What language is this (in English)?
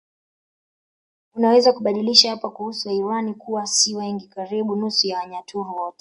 Swahili